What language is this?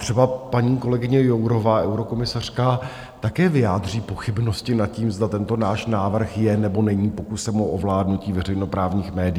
Czech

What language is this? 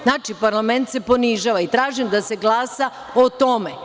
Serbian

